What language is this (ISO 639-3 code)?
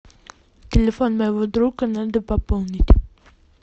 rus